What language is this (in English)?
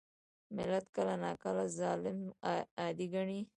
Pashto